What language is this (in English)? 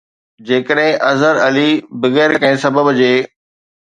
Sindhi